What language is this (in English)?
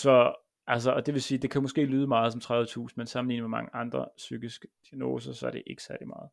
Danish